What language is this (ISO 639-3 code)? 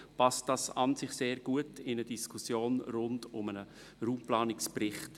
gsw